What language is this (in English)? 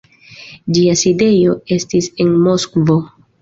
Esperanto